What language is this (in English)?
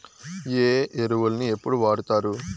Telugu